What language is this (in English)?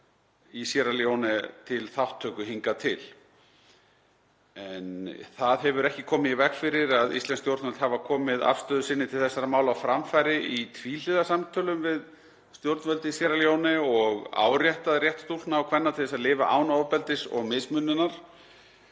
Icelandic